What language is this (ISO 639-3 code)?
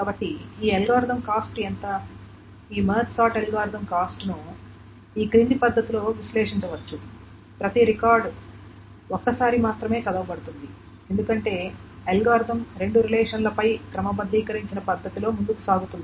tel